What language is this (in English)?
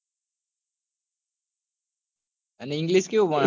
Gujarati